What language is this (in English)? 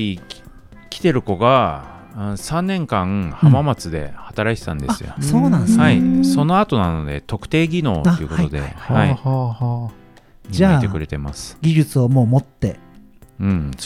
Japanese